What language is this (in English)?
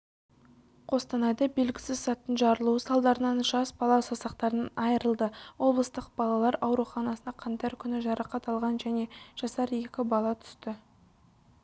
Kazakh